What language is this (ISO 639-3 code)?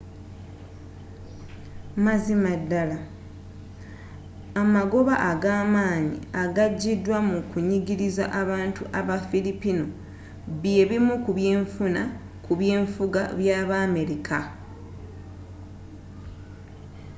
lug